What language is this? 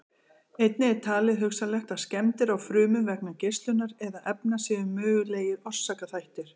Icelandic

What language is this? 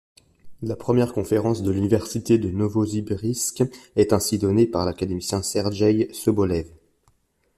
French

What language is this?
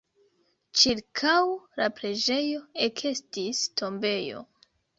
Esperanto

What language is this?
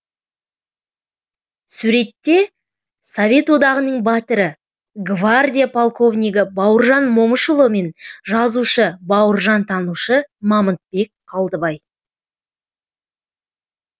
Kazakh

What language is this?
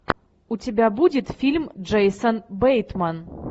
Russian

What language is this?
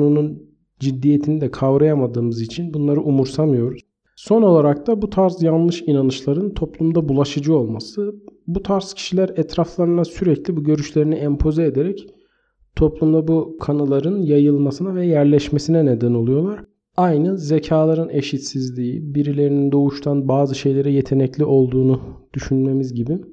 Turkish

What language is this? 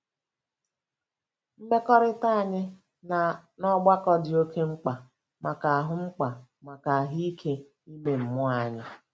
Igbo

